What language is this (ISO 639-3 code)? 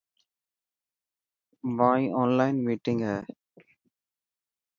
mki